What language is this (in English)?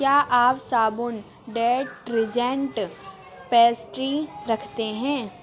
Urdu